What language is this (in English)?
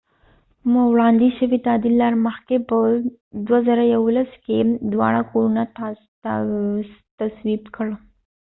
Pashto